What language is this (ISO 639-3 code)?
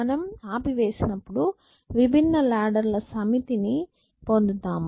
tel